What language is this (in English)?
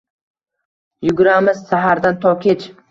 Uzbek